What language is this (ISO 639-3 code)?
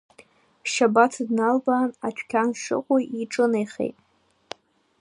abk